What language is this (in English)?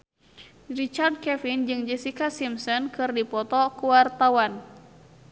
Sundanese